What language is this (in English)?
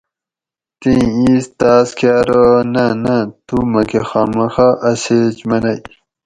Gawri